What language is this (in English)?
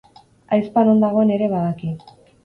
Basque